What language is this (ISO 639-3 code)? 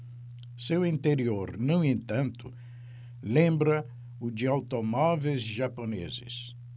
por